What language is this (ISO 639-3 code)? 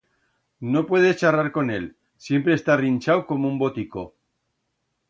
arg